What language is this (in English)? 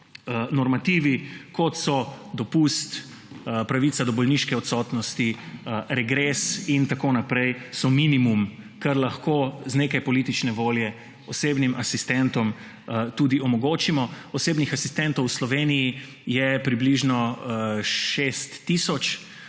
Slovenian